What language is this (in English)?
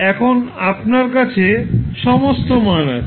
Bangla